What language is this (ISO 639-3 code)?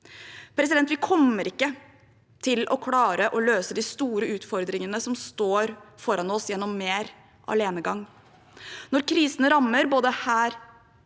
nor